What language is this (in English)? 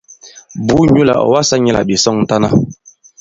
Bankon